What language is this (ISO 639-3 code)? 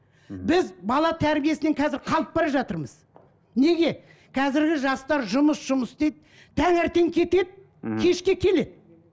kaz